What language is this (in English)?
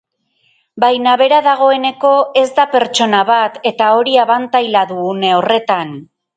Basque